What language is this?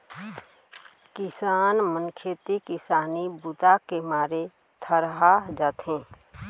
Chhattisgarhi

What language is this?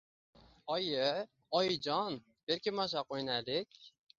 Uzbek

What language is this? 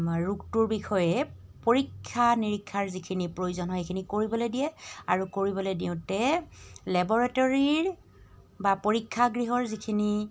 Assamese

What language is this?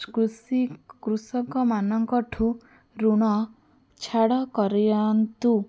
Odia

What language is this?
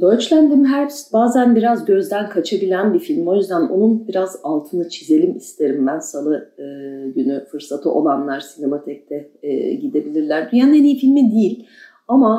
Turkish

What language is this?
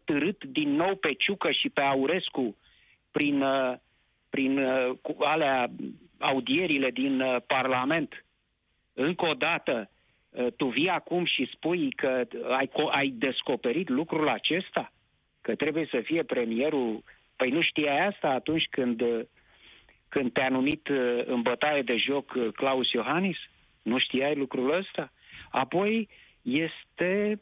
Romanian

